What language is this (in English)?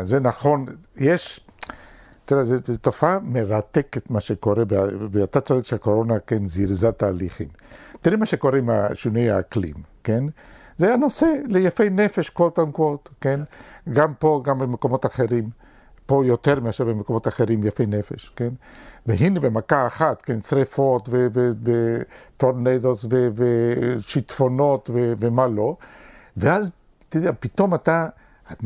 Hebrew